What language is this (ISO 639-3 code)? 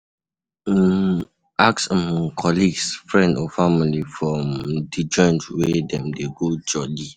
pcm